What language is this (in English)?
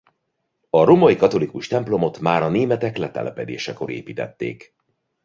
Hungarian